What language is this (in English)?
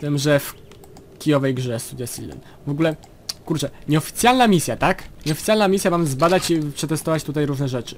Polish